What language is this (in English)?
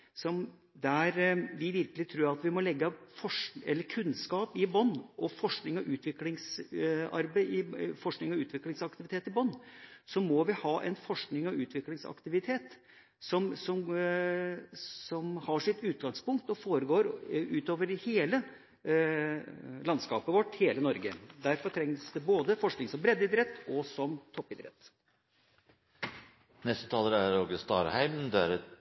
Norwegian